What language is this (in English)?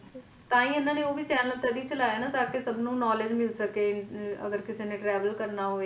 Punjabi